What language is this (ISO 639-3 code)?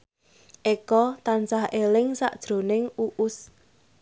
jav